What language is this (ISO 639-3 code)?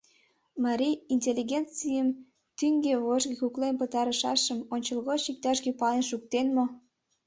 chm